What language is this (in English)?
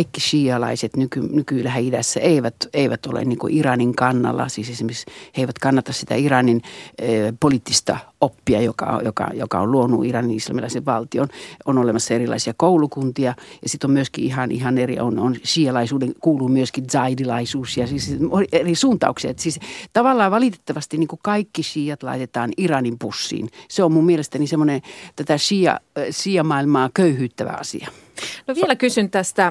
Finnish